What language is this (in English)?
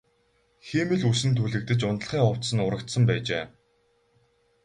Mongolian